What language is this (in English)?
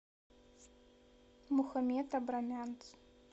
Russian